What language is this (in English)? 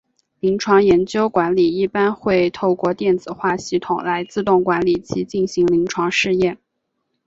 Chinese